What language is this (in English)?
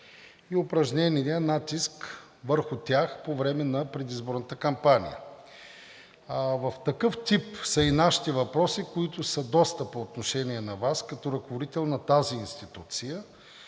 Bulgarian